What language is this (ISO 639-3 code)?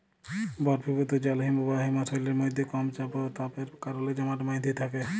ben